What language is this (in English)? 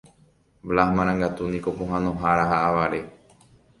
Guarani